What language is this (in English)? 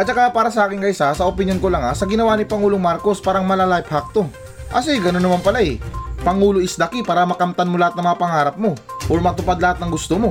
Filipino